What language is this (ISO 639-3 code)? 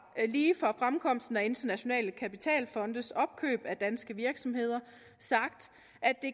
dan